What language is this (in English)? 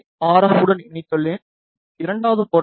Tamil